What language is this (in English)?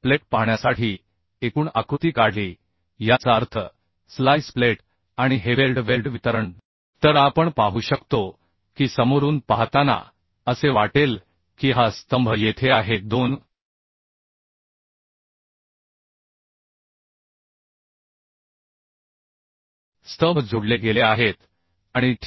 Marathi